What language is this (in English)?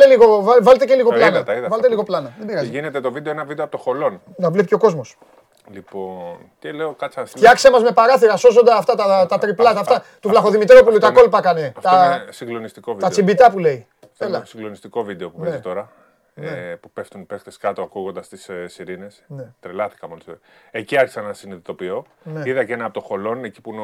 Greek